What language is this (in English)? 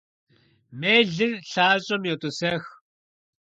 Kabardian